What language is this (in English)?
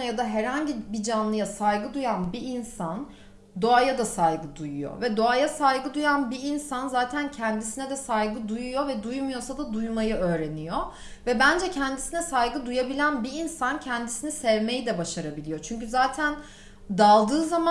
Turkish